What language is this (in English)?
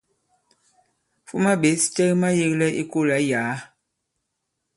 Bankon